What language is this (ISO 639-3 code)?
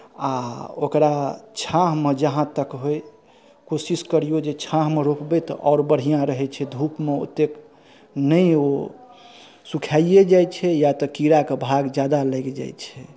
mai